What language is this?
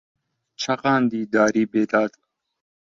Central Kurdish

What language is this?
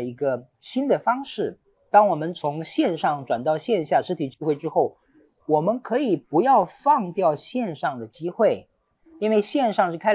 Chinese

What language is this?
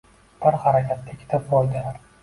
Uzbek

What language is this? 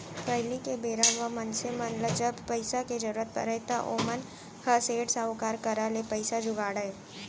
Chhattisgarhi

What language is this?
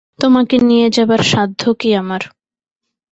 Bangla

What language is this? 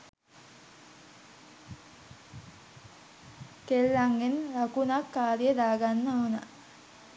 Sinhala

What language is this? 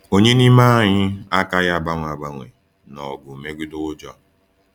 Igbo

